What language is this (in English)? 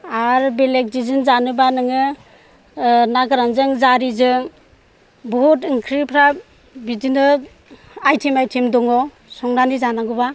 Bodo